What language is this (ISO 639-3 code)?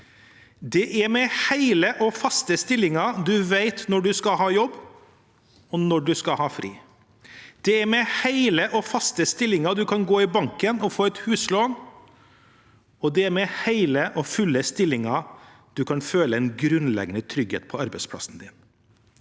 nor